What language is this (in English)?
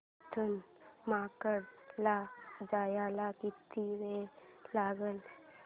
Marathi